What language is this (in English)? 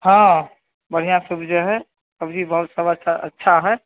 Maithili